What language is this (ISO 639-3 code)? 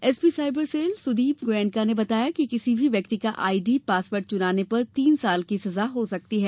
hin